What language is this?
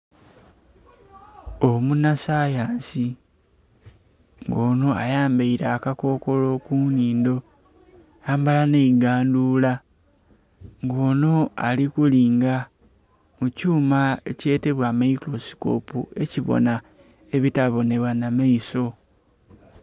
Soga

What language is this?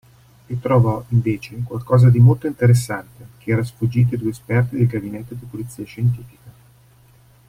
Italian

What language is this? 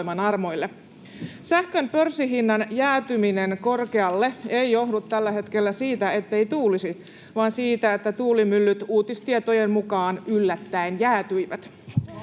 Finnish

